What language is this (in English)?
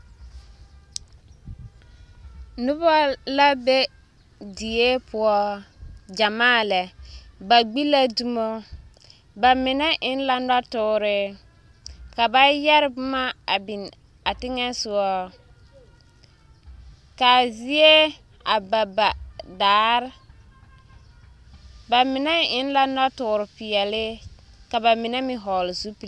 Southern Dagaare